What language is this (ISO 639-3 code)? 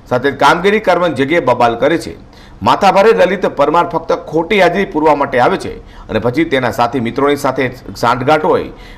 guj